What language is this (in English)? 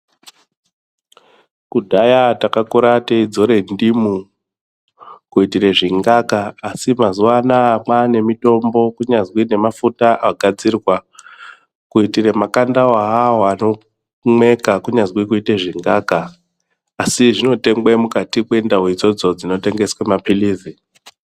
Ndau